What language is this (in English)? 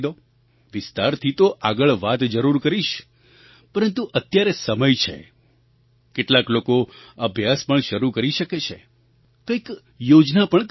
Gujarati